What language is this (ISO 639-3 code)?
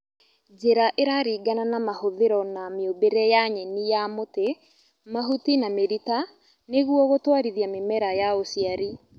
kik